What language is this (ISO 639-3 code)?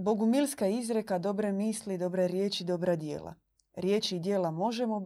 hrv